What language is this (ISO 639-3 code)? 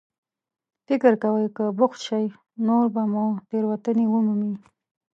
pus